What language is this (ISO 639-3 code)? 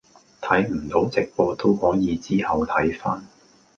yue